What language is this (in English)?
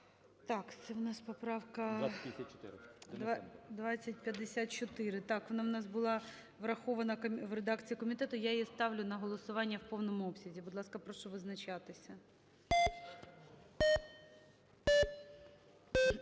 Ukrainian